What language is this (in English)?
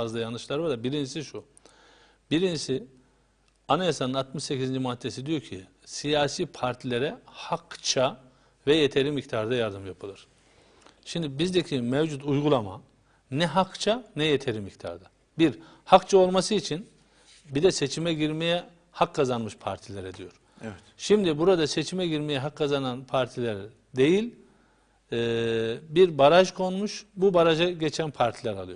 Turkish